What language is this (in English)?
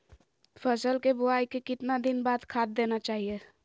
Magahi